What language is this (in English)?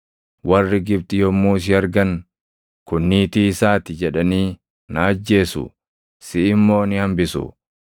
Oromo